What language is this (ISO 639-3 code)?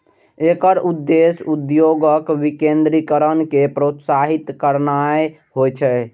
mai